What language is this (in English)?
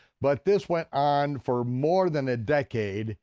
English